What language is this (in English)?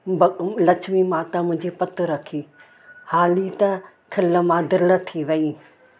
Sindhi